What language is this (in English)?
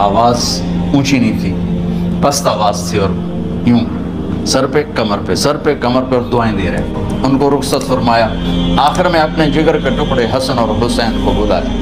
Hindi